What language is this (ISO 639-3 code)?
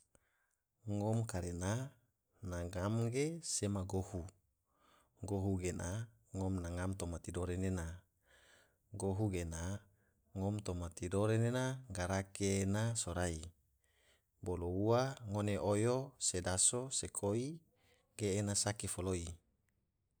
tvo